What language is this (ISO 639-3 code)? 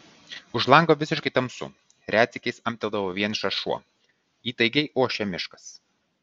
lit